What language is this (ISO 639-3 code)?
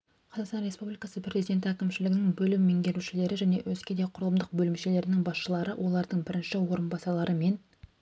kaz